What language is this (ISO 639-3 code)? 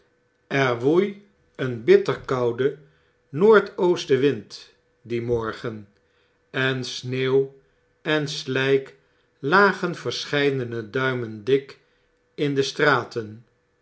nld